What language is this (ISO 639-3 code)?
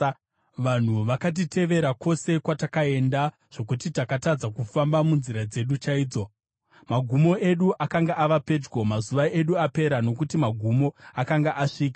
sna